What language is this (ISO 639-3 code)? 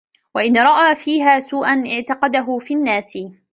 ara